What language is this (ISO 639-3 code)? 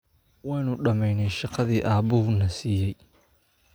som